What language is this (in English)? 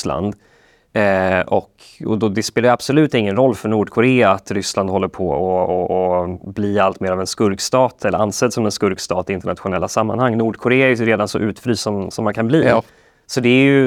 Swedish